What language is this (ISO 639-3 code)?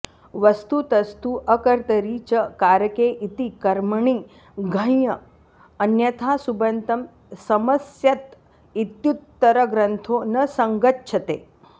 san